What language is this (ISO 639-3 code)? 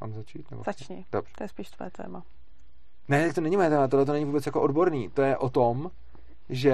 ces